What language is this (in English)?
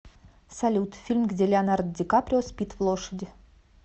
Russian